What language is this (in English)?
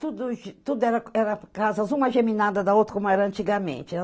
Portuguese